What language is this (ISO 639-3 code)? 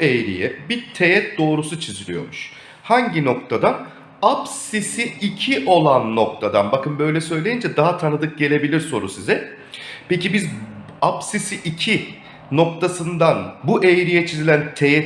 tur